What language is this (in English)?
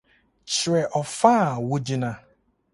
Akan